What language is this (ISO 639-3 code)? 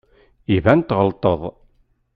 kab